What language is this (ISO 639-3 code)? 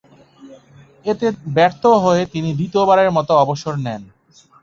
ben